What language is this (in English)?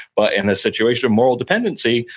English